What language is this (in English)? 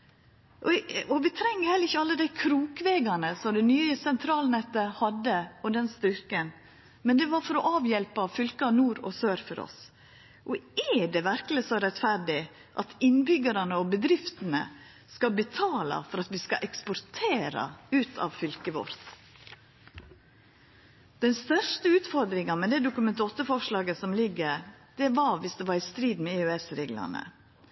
Norwegian Nynorsk